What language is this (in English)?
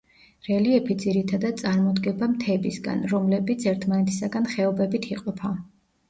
Georgian